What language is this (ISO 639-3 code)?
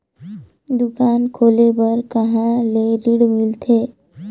hne